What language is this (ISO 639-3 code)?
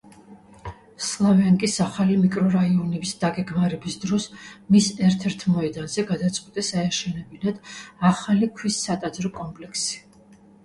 kat